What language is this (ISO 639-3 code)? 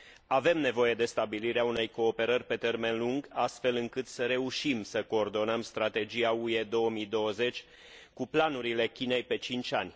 ron